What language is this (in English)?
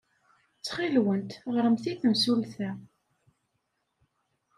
Kabyle